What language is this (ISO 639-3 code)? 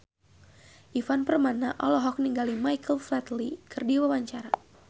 sun